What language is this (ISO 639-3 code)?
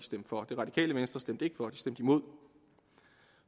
dan